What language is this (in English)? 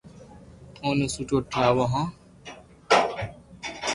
Loarki